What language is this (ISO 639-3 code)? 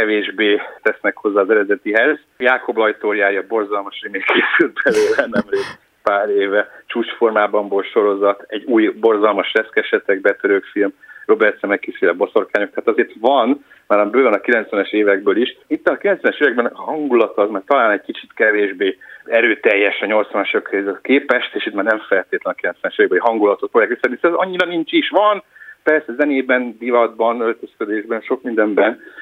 hun